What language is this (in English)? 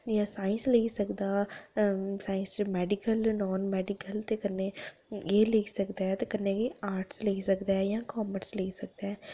Dogri